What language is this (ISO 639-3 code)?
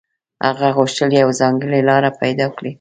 pus